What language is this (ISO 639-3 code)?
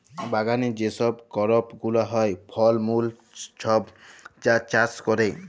ben